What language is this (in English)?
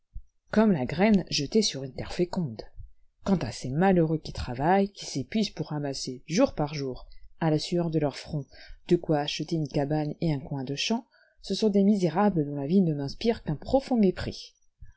French